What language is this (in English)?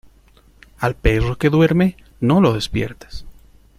Spanish